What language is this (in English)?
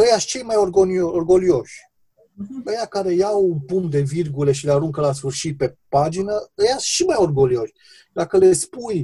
Romanian